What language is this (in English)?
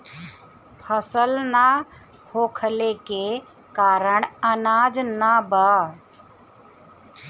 Bhojpuri